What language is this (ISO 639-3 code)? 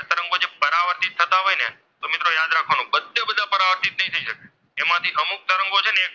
guj